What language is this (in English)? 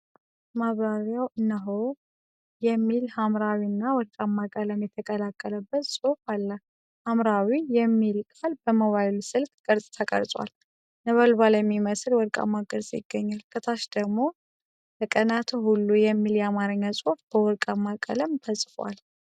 Amharic